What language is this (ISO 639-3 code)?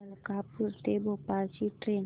mar